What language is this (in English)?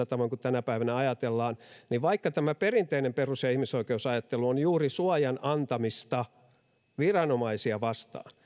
Finnish